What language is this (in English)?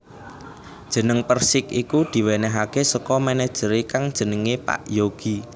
Javanese